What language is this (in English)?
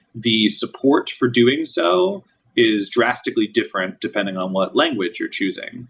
English